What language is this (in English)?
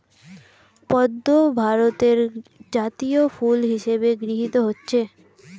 Bangla